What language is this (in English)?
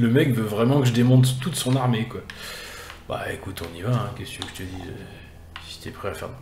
French